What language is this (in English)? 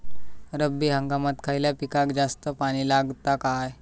Marathi